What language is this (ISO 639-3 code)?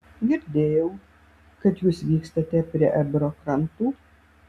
lit